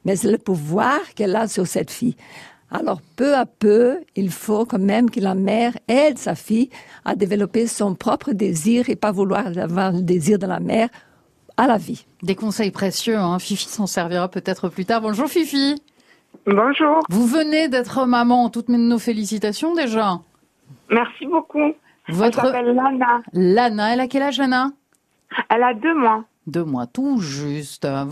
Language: French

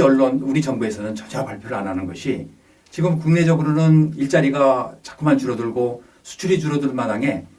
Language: Korean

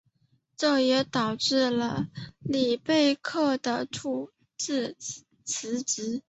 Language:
Chinese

